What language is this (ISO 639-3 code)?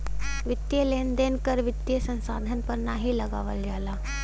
bho